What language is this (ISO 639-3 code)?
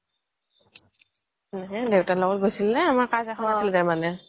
asm